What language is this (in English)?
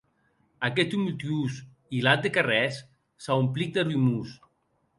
Occitan